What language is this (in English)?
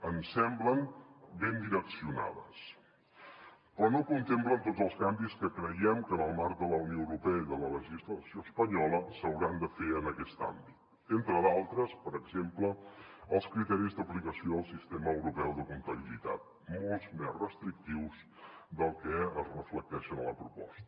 Catalan